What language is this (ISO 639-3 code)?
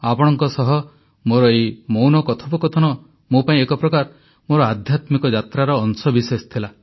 ori